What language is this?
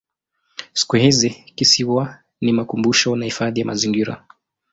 Swahili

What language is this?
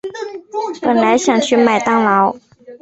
Chinese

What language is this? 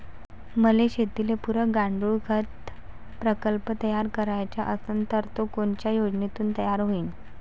Marathi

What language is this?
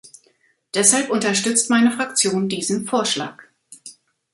German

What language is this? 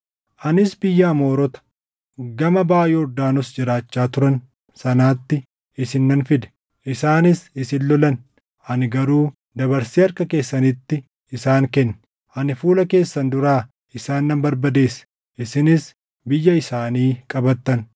Oromo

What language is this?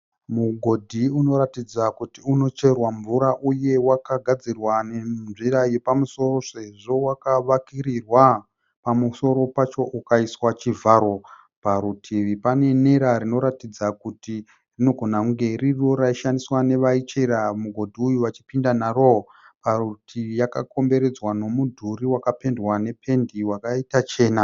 Shona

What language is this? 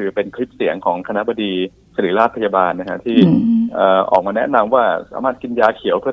Thai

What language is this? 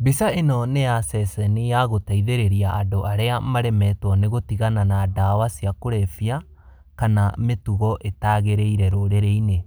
Kikuyu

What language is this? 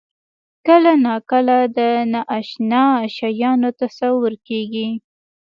Pashto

